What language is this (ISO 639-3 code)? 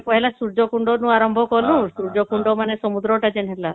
ori